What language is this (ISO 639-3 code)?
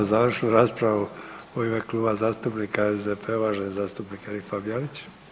hrv